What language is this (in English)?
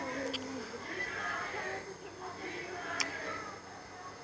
Maithili